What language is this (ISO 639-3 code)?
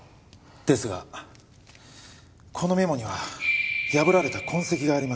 jpn